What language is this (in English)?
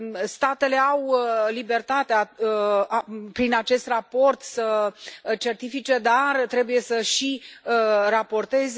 Romanian